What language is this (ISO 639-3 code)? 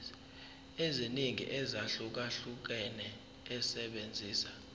zul